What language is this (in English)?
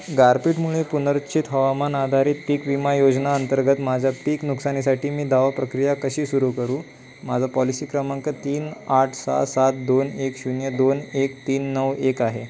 Marathi